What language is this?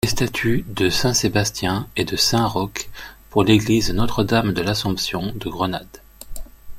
French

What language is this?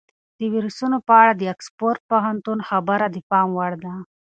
Pashto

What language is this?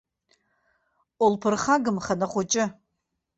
Abkhazian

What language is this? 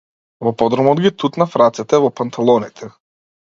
Macedonian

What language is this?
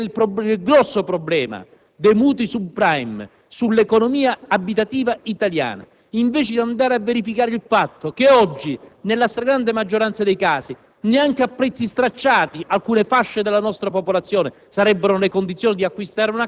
Italian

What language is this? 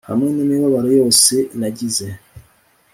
Kinyarwanda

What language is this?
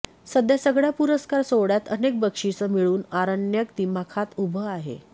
Marathi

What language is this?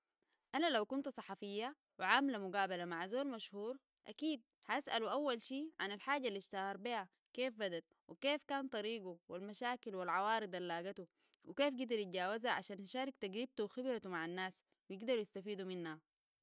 Sudanese Arabic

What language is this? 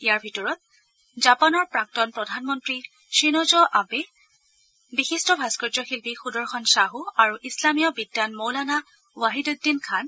Assamese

